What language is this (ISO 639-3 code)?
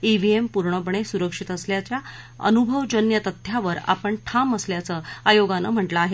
mar